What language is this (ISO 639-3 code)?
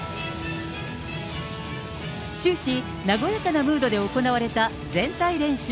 jpn